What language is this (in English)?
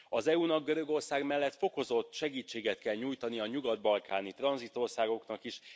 Hungarian